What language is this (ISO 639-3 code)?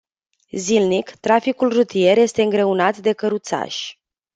ron